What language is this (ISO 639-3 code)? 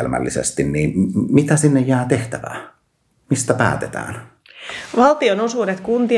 fin